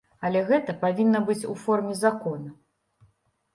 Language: Belarusian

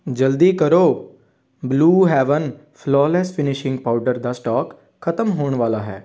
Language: Punjabi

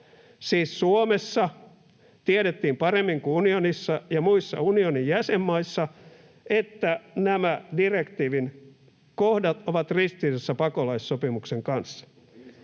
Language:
Finnish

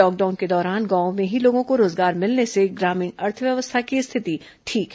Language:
Hindi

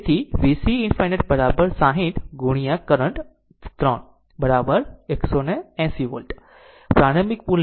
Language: Gujarati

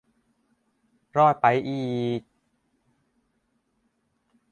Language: Thai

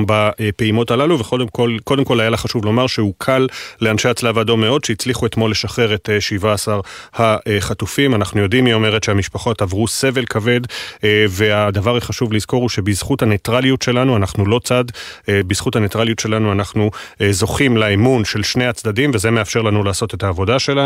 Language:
Hebrew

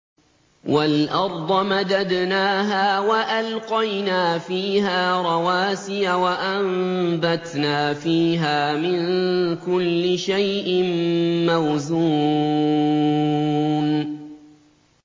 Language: Arabic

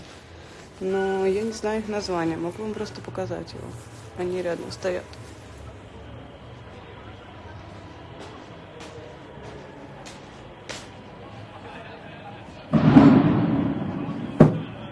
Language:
Russian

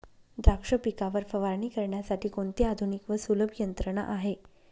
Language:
Marathi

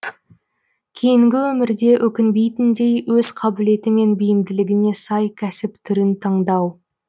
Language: Kazakh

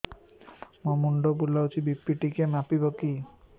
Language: Odia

